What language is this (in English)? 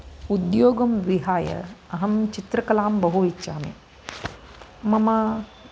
Sanskrit